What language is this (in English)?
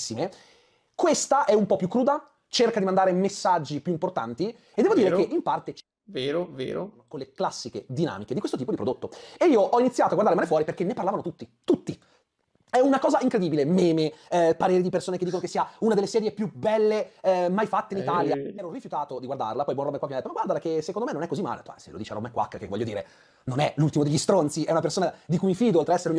Italian